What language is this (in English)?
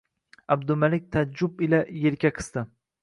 Uzbek